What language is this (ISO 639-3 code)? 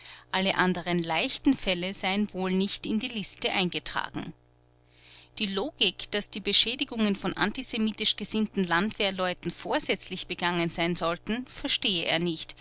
deu